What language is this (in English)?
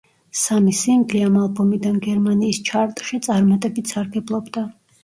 Georgian